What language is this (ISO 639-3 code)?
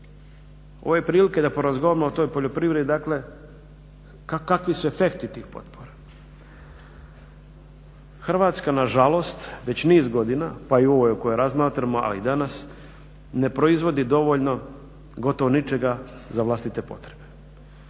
hrv